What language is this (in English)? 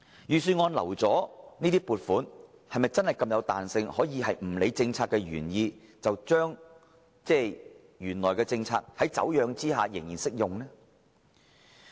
Cantonese